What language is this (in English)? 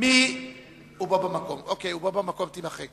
Hebrew